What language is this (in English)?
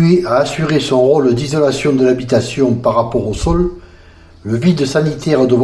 French